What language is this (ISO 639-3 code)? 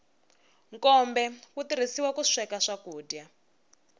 tso